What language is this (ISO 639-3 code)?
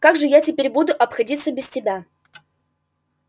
rus